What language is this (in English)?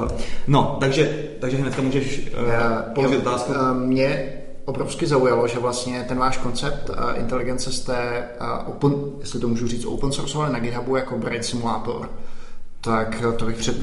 Czech